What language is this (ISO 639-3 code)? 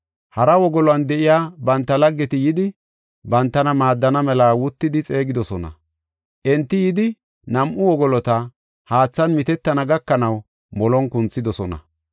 gof